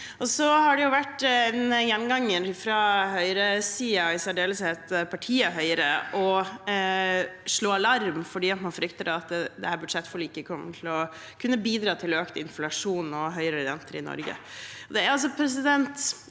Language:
Norwegian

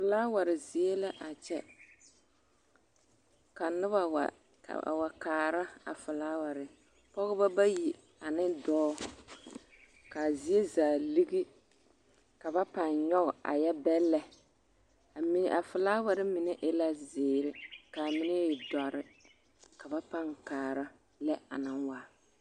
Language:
Southern Dagaare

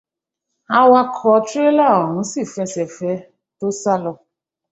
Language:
Yoruba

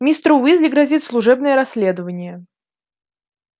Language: Russian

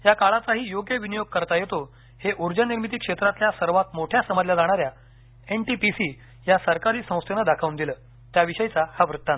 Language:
Marathi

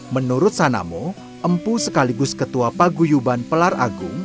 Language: Indonesian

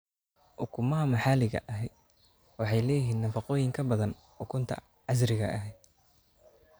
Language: Somali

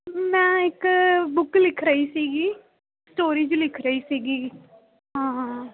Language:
Punjabi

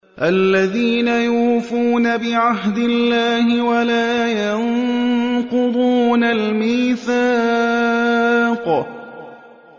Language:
Arabic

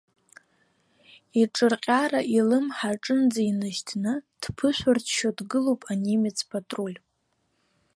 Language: Abkhazian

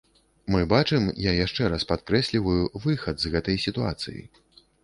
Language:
Belarusian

